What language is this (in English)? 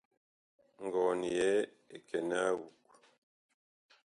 Bakoko